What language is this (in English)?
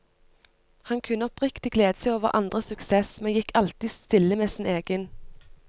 Norwegian